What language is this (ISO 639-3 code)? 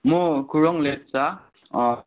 nep